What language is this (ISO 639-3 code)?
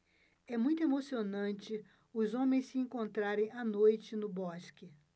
por